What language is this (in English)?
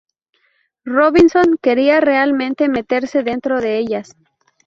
Spanish